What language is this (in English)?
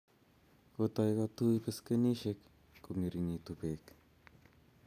Kalenjin